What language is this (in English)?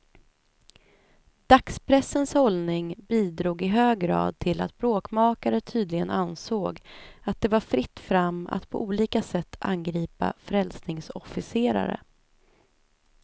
Swedish